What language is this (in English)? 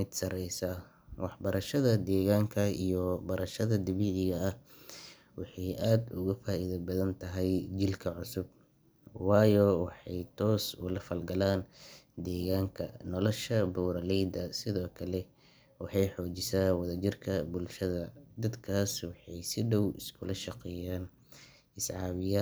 Somali